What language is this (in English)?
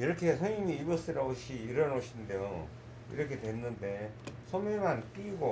Korean